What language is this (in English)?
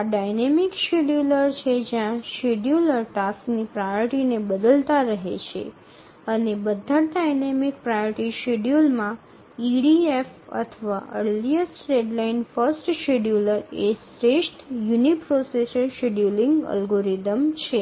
Gujarati